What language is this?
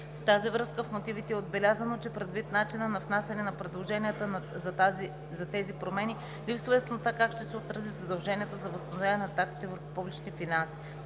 Bulgarian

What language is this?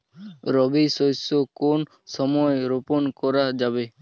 Bangla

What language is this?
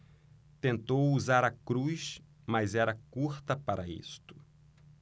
Portuguese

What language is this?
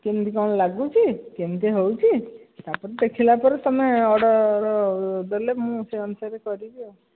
Odia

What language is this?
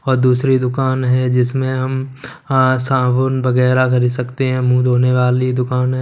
Hindi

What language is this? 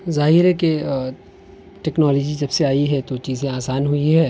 Urdu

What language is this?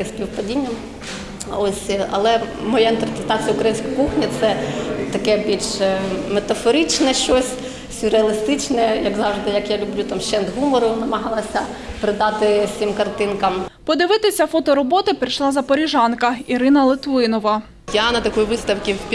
Ukrainian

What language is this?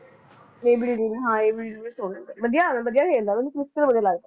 Punjabi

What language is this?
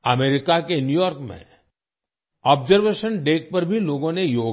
Hindi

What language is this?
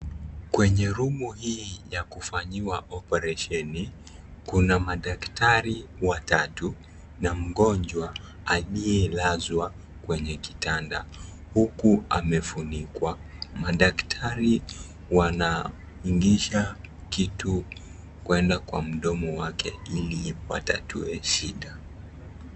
Swahili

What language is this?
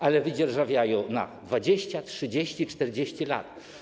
Polish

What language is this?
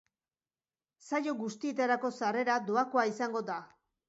Basque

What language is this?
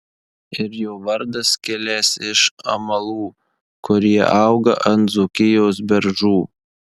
Lithuanian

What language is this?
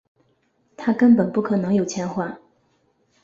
Chinese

